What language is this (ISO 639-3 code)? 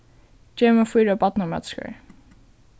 fao